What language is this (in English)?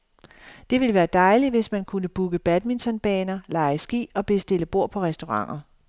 Danish